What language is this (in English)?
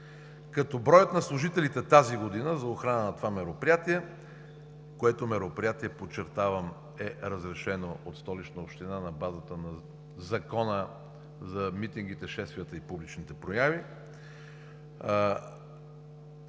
Bulgarian